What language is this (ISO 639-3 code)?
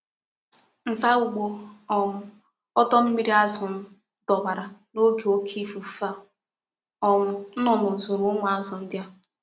ibo